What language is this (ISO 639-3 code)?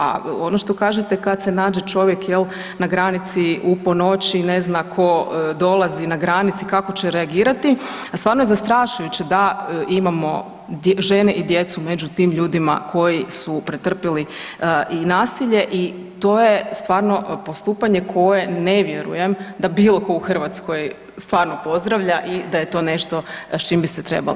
hrv